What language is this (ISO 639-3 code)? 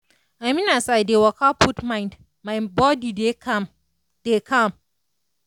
pcm